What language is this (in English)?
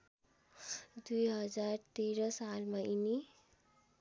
Nepali